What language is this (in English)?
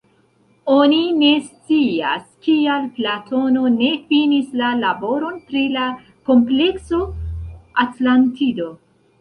Esperanto